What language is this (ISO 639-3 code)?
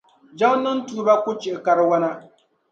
dag